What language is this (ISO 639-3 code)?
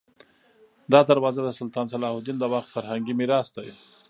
pus